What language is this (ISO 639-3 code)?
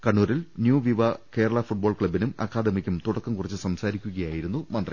mal